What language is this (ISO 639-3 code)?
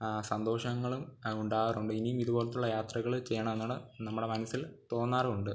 mal